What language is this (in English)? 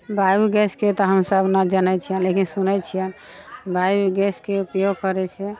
Maithili